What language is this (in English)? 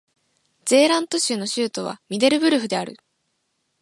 Japanese